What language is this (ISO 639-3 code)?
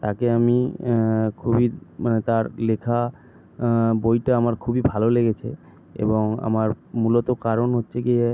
ben